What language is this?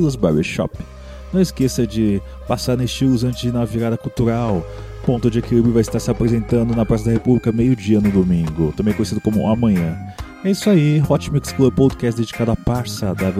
Portuguese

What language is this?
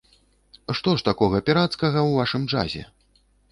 Belarusian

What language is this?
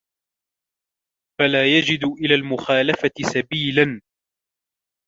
Arabic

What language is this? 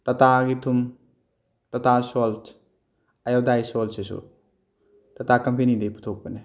Manipuri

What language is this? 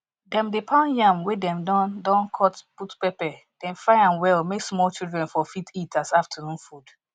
Nigerian Pidgin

